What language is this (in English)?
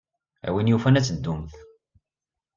Kabyle